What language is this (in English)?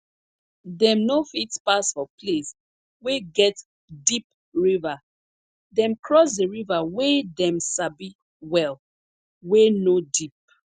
Nigerian Pidgin